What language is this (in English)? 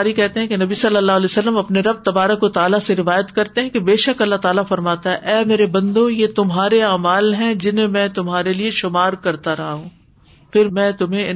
Urdu